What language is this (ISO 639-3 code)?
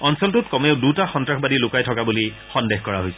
asm